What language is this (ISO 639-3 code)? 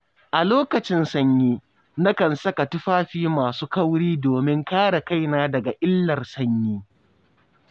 hau